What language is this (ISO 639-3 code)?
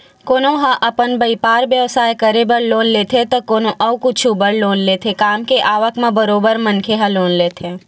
hne